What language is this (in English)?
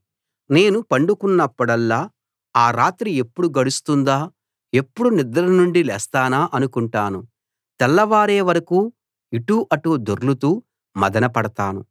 Telugu